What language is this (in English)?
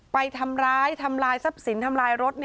Thai